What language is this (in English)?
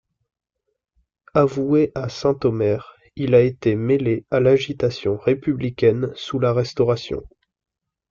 French